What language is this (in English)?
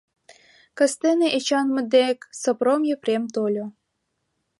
Mari